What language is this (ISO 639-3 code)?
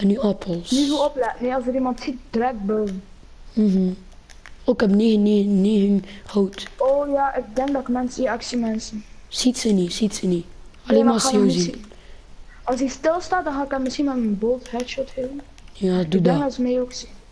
nld